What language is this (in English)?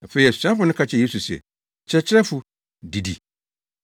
Akan